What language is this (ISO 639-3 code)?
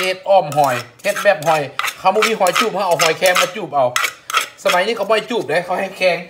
tha